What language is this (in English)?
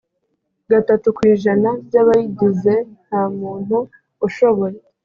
Kinyarwanda